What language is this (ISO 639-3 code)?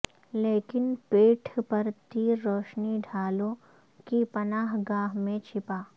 urd